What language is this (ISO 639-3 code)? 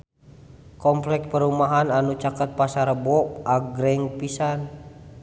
sun